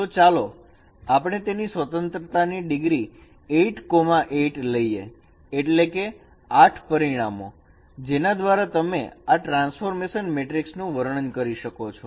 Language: Gujarati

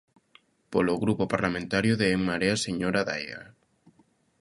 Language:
Galician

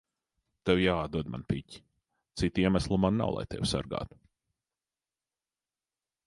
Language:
Latvian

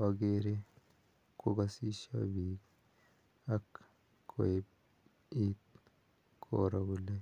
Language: Kalenjin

